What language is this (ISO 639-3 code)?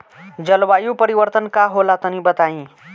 bho